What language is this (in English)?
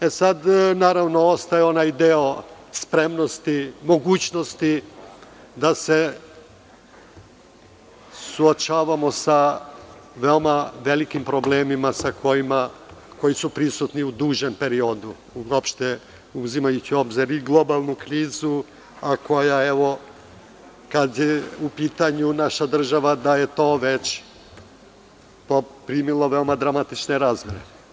Serbian